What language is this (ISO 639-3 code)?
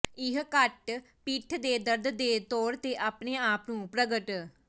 pan